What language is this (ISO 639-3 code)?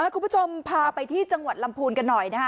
tha